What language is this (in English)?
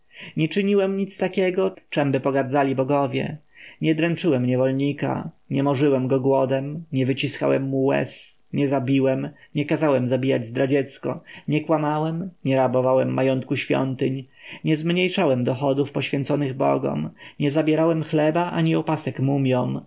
Polish